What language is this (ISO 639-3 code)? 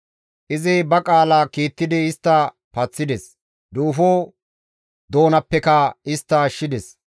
gmv